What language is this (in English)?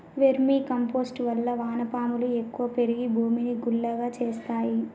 Telugu